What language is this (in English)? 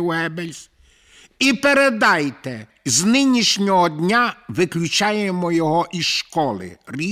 Ukrainian